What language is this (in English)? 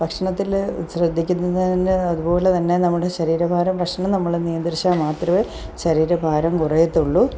Malayalam